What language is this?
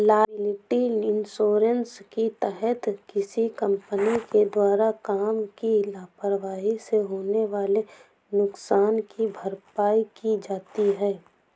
Hindi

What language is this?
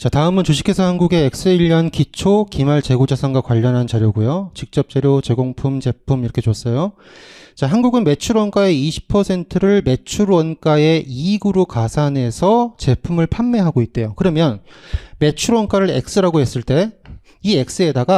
Korean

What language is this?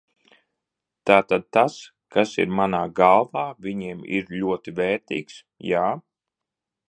Latvian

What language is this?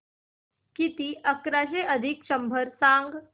Marathi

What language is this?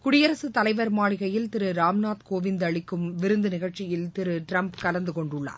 Tamil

